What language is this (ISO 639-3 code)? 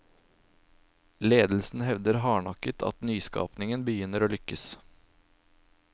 nor